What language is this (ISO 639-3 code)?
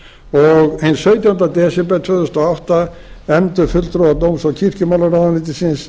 isl